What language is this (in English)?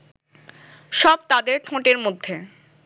Bangla